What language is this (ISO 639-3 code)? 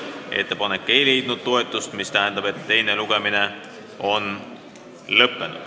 est